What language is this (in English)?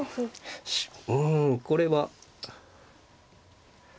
Japanese